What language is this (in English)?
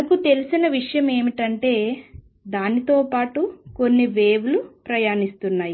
Telugu